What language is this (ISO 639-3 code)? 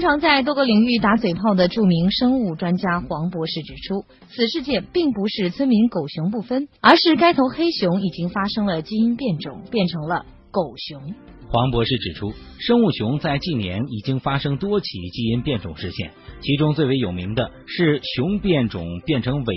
zho